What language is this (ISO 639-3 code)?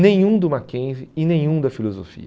por